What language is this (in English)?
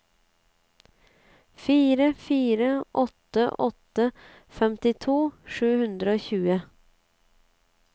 Norwegian